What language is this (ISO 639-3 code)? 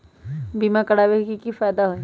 mag